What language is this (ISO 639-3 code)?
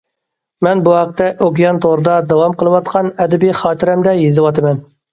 uig